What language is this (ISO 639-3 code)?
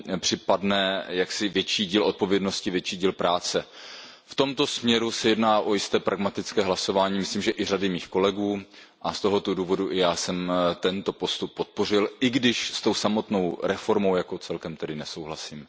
ces